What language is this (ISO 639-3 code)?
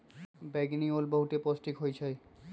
mag